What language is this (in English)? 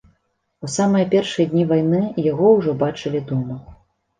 Belarusian